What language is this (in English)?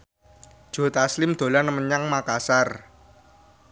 Javanese